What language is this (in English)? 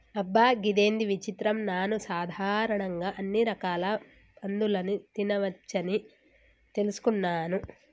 Telugu